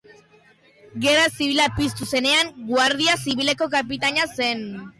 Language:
Basque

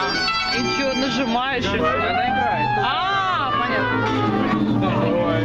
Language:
Russian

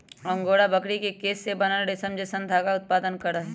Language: Magahi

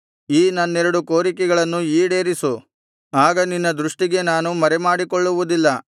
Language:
Kannada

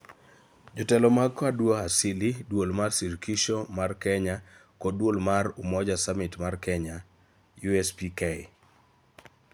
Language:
Luo (Kenya and Tanzania)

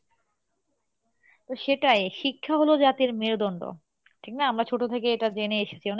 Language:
Bangla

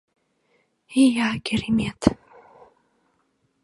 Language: Mari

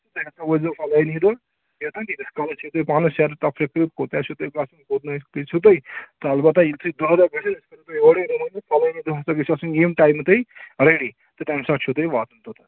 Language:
Kashmiri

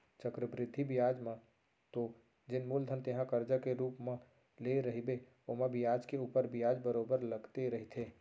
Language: Chhattisgarhi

